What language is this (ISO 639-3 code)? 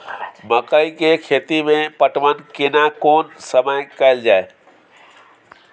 mai